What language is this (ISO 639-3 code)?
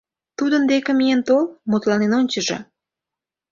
chm